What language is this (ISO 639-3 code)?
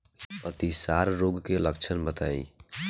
bho